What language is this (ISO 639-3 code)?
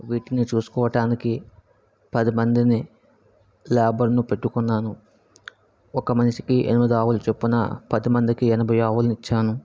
tel